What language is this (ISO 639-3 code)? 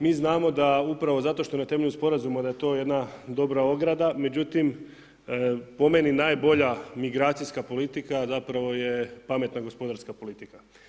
hrv